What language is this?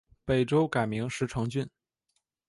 Chinese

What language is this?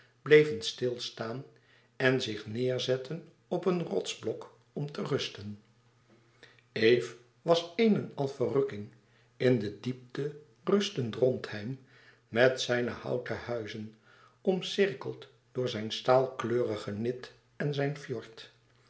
Dutch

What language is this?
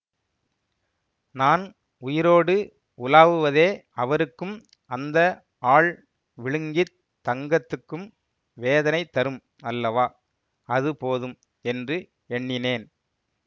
Tamil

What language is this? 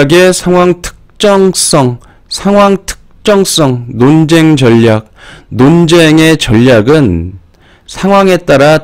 Korean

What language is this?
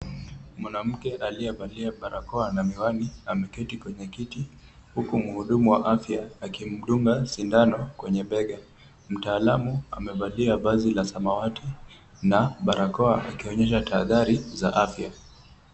Swahili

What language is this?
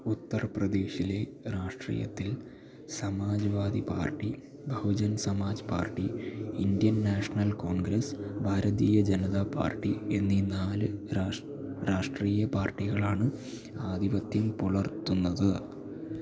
Malayalam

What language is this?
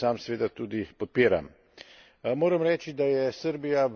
Slovenian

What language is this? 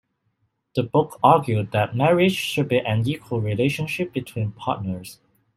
English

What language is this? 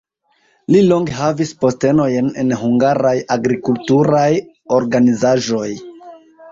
Esperanto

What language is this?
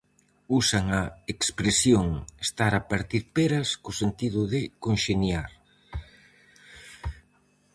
Galician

